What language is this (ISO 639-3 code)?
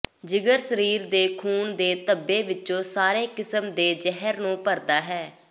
pan